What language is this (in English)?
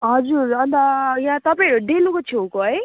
Nepali